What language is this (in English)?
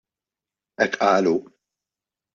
Maltese